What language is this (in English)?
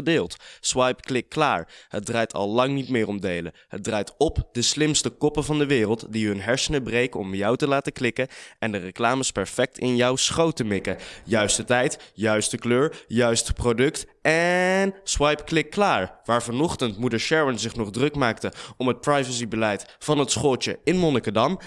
Dutch